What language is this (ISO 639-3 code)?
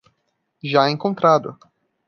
por